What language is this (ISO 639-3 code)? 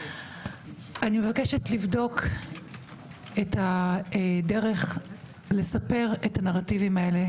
heb